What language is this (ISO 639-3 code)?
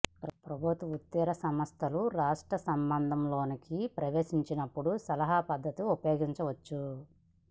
tel